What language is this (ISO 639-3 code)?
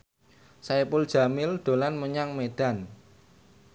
jav